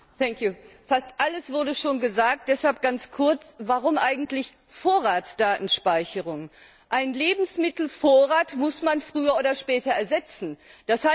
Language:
German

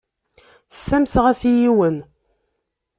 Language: Kabyle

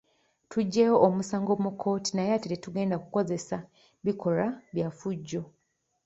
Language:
Ganda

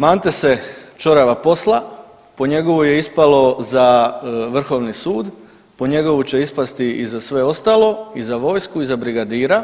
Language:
Croatian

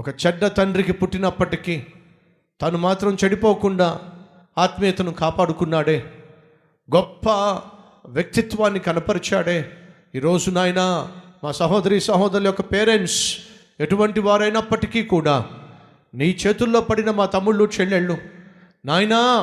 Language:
Telugu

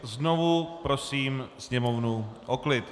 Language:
Czech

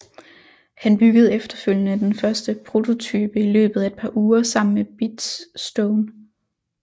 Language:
Danish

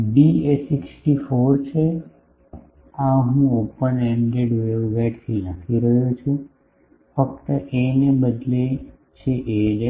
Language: Gujarati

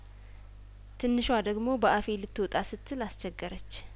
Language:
Amharic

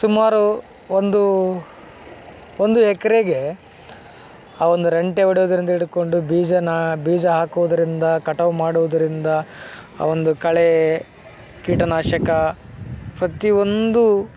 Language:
Kannada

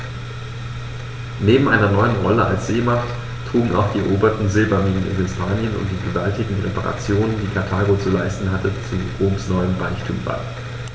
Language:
German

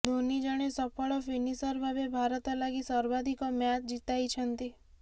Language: Odia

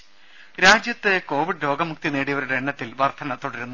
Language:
Malayalam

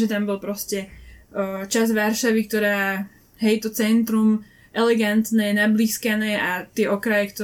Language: Slovak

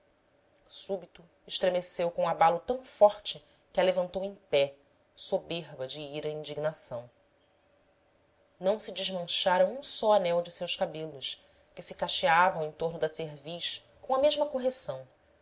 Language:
Portuguese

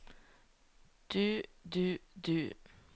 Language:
Norwegian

